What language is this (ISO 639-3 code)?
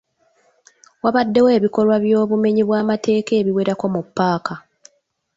lug